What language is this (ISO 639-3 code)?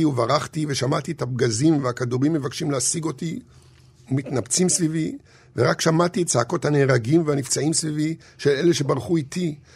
heb